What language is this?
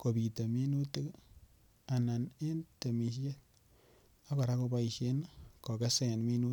Kalenjin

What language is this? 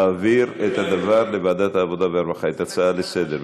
Hebrew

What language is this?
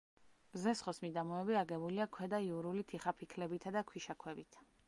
Georgian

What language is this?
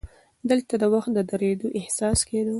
Pashto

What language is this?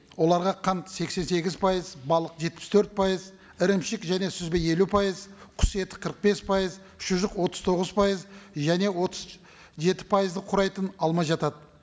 Kazakh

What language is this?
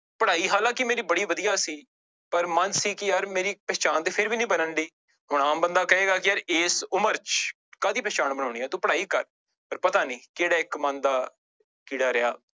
Punjabi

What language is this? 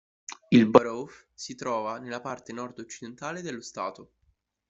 Italian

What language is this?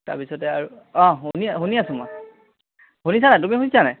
Assamese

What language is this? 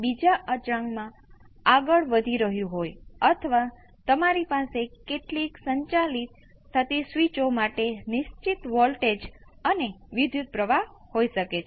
Gujarati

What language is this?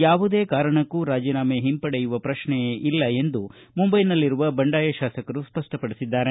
Kannada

